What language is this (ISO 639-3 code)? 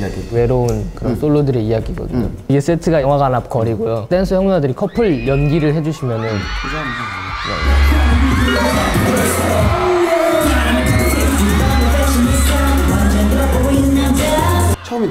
kor